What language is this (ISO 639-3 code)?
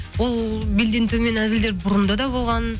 kaz